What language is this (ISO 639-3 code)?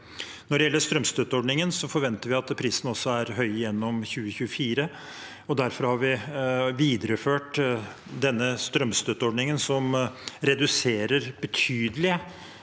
nor